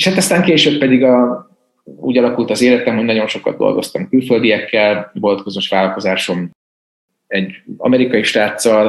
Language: Hungarian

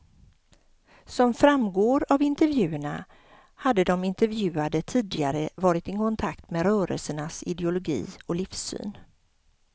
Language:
Swedish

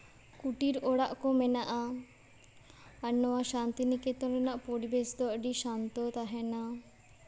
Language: Santali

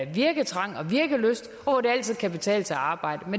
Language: Danish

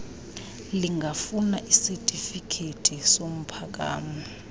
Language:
Xhosa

